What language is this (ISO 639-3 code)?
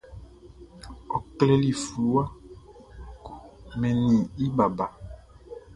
bci